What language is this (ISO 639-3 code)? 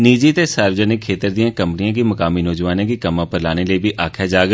doi